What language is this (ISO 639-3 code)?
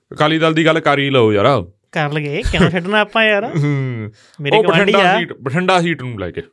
pan